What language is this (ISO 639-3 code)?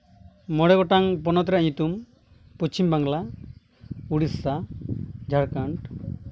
sat